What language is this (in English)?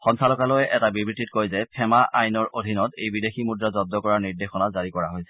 Assamese